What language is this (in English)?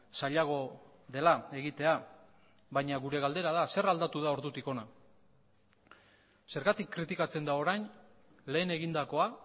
Basque